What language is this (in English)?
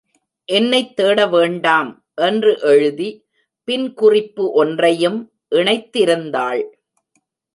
Tamil